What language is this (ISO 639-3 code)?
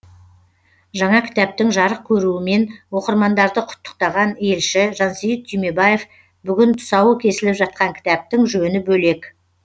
kaz